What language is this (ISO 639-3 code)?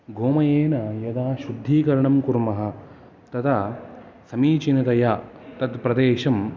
san